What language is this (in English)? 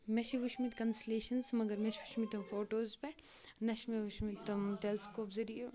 Kashmiri